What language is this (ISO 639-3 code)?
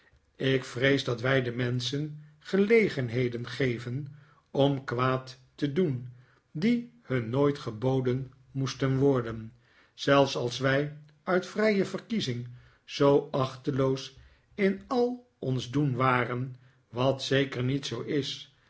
nld